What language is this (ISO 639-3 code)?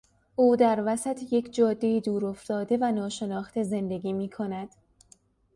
fas